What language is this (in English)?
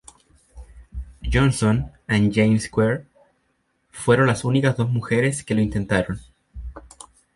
Spanish